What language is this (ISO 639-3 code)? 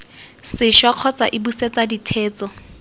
tsn